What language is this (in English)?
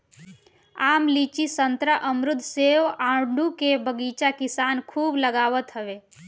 Bhojpuri